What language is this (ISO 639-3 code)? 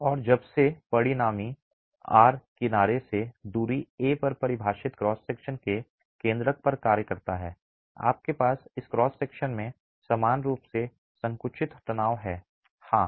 hin